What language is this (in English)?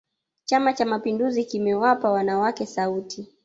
Swahili